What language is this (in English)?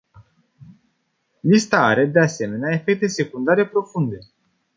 Romanian